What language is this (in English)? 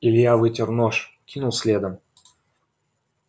Russian